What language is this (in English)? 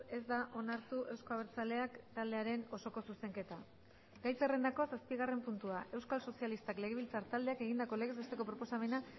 Basque